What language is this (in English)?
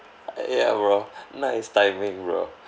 English